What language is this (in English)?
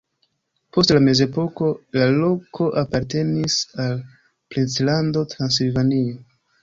Esperanto